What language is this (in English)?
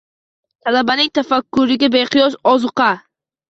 Uzbek